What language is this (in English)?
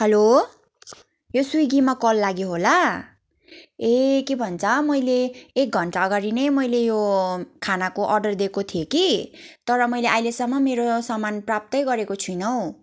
Nepali